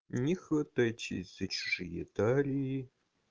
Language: Russian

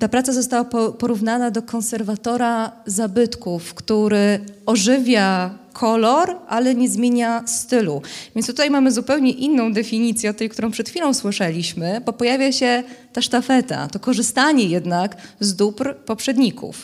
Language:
Polish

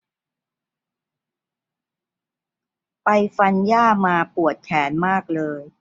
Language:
Thai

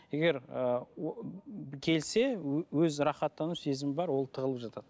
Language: Kazakh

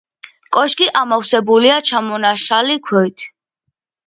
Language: Georgian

